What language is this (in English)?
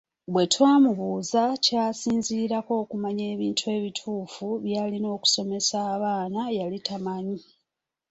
Ganda